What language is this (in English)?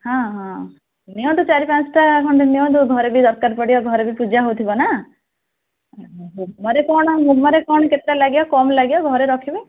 Odia